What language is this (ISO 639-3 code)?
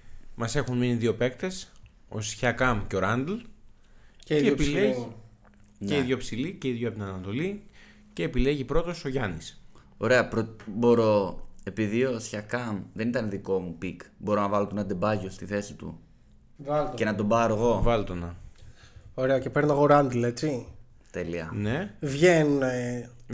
ell